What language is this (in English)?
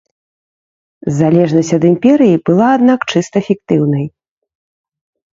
Belarusian